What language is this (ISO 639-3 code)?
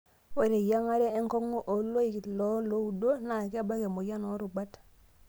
mas